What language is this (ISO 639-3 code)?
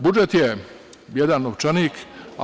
srp